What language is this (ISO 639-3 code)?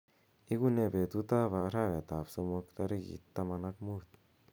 kln